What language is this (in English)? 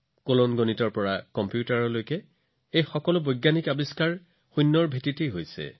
Assamese